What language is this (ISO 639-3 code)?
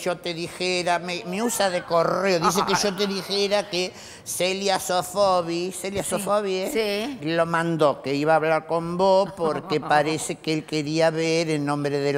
spa